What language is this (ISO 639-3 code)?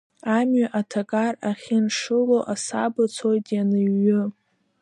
abk